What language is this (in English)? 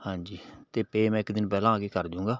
Punjabi